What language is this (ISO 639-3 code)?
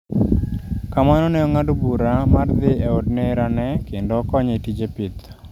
luo